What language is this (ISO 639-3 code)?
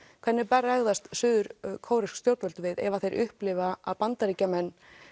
isl